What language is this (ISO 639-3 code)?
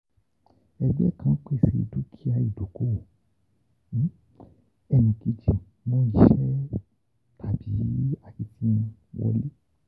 yor